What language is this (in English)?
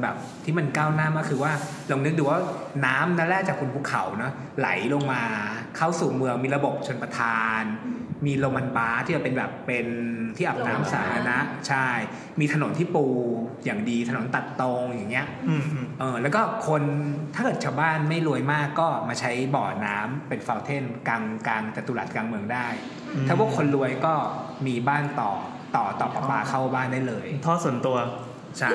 Thai